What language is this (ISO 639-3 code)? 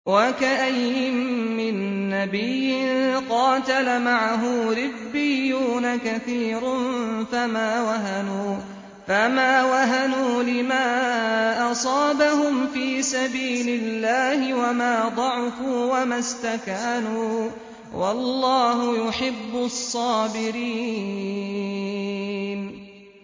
ara